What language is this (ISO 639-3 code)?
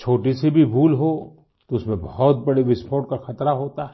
hin